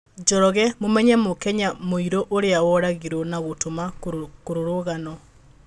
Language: Kikuyu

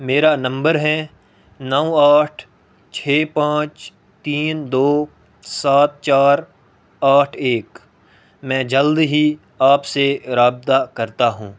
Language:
Urdu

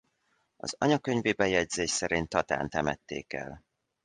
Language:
Hungarian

